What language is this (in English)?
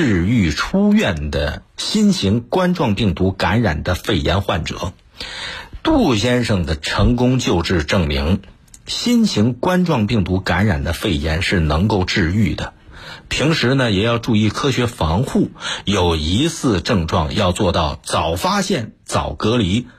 Chinese